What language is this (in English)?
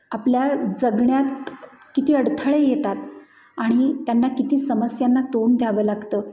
Marathi